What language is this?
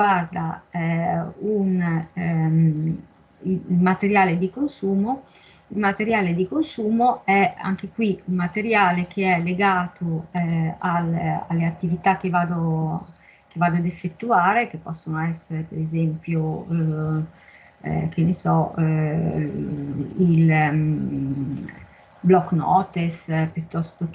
Italian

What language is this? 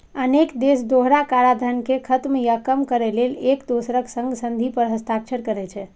Maithili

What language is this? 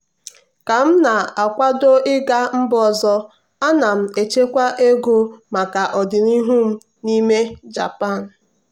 Igbo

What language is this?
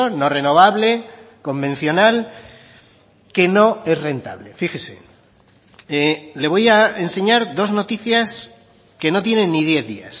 Spanish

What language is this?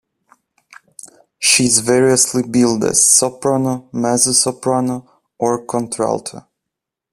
English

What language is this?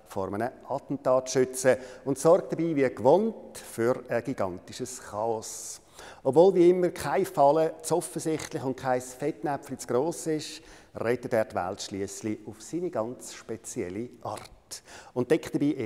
German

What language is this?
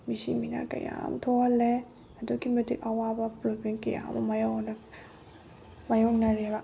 Manipuri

